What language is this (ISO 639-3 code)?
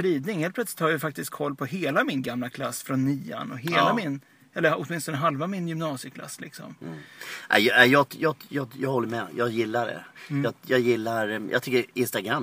swe